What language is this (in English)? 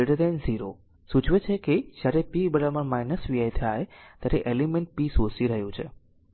Gujarati